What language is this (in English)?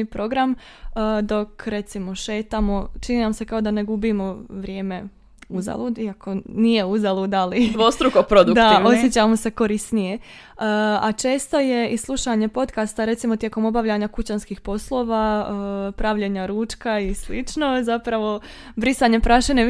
Croatian